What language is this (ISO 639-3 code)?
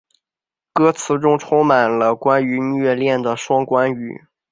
zho